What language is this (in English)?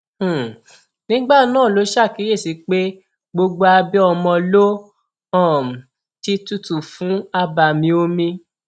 Yoruba